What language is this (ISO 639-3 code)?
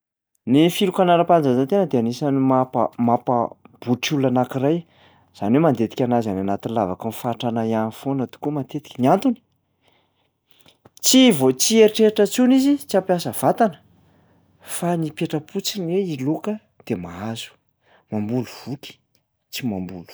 mlg